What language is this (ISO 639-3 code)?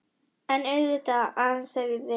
isl